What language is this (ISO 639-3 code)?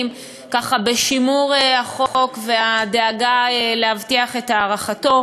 heb